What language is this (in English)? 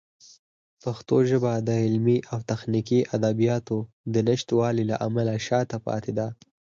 Pashto